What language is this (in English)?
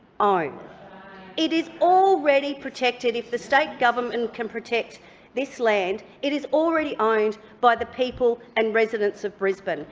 English